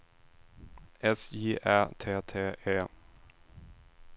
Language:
Swedish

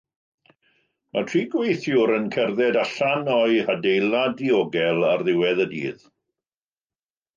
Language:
Welsh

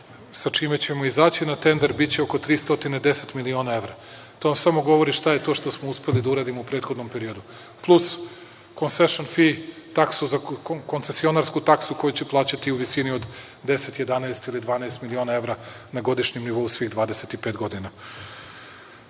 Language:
Serbian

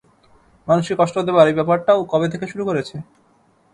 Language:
Bangla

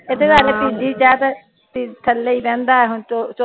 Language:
Punjabi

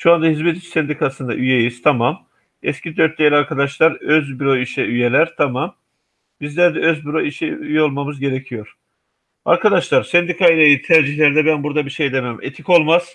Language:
Turkish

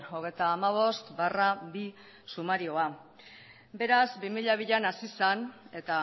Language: Basque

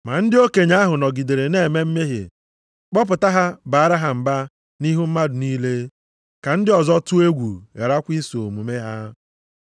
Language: Igbo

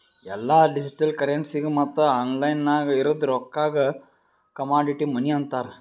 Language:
Kannada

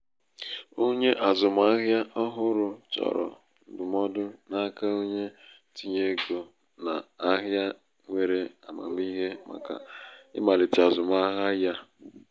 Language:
Igbo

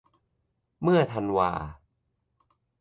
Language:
Thai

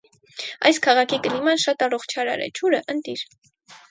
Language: Armenian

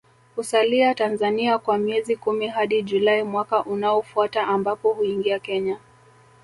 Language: Swahili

